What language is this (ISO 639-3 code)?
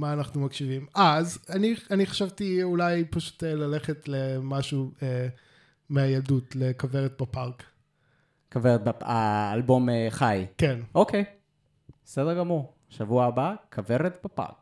heb